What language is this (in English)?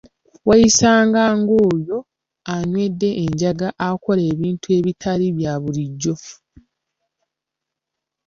Ganda